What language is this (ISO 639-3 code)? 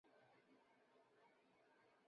zho